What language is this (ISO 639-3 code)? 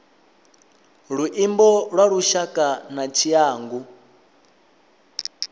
ven